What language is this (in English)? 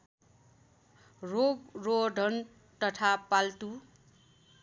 Nepali